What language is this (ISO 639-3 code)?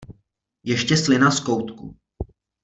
ces